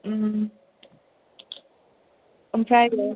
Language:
Bodo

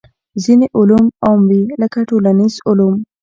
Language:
Pashto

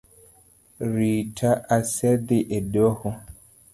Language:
Luo (Kenya and Tanzania)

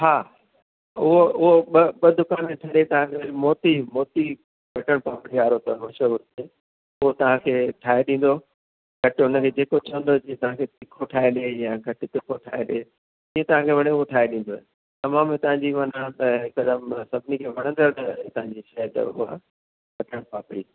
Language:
Sindhi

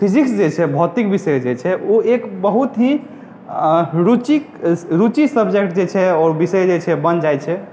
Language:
Maithili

